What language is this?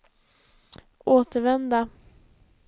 Swedish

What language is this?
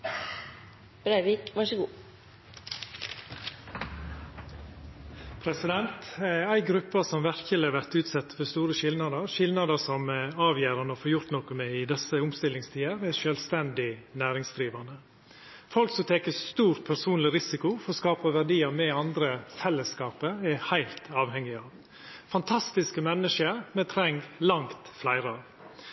Norwegian Nynorsk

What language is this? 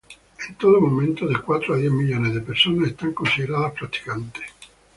Spanish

